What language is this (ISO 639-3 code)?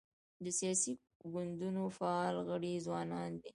pus